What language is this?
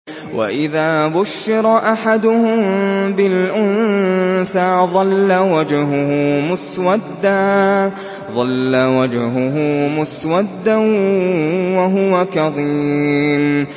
Arabic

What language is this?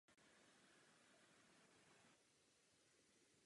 Czech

